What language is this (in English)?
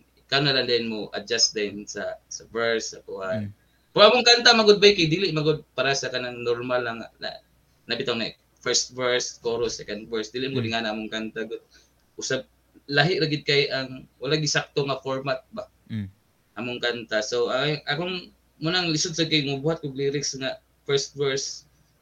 Filipino